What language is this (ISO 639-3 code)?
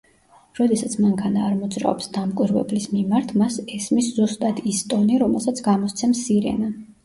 kat